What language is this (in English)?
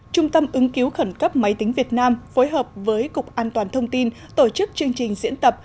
Vietnamese